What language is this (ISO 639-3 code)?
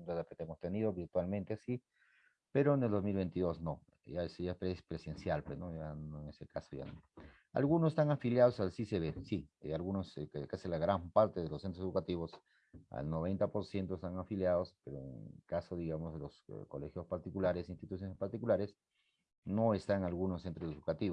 spa